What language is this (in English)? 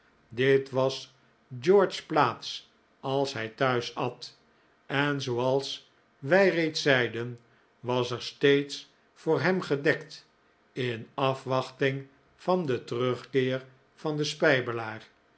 Dutch